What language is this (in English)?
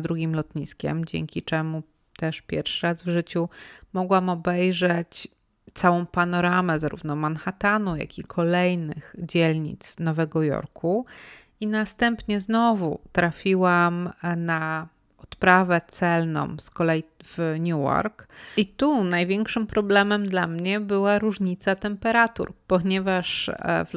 Polish